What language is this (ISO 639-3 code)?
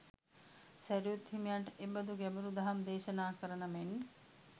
sin